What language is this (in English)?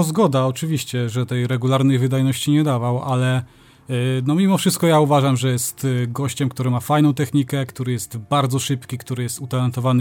Polish